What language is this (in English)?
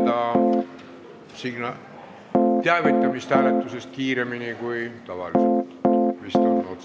Estonian